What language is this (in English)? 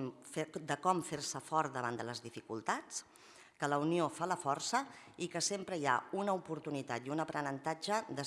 Catalan